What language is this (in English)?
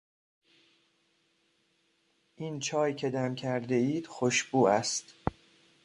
Persian